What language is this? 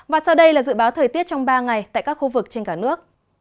Vietnamese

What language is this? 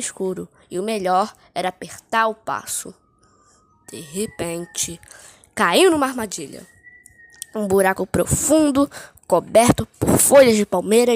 Portuguese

